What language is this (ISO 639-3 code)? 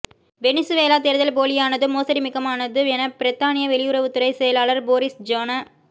tam